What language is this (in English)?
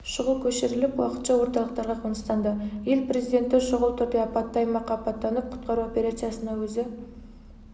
Kazakh